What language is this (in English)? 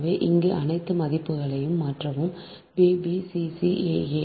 Tamil